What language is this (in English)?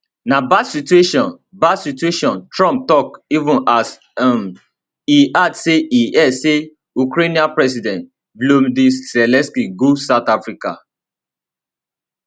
Nigerian Pidgin